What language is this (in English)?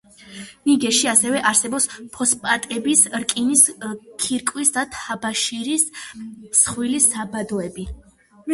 Georgian